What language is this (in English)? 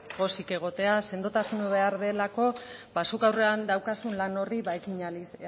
Basque